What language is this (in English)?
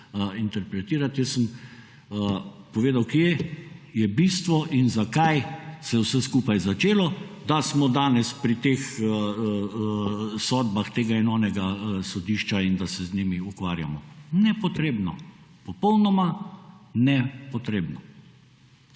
Slovenian